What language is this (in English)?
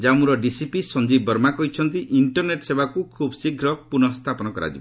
Odia